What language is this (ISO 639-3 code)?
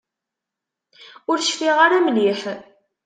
kab